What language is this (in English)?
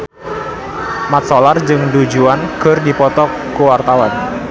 Sundanese